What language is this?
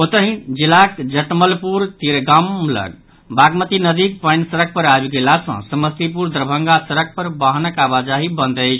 Maithili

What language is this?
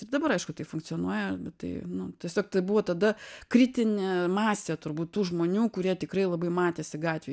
Lithuanian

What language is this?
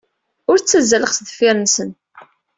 Kabyle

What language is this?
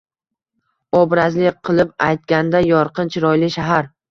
Uzbek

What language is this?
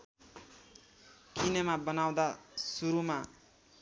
Nepali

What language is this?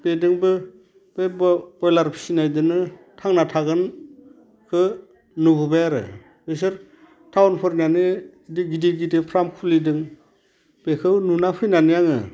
Bodo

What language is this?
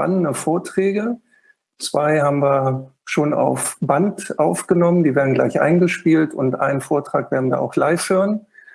German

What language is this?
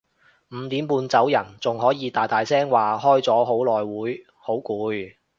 Cantonese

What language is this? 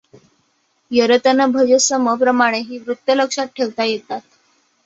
Marathi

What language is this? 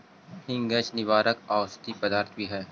Magahi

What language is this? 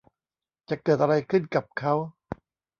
Thai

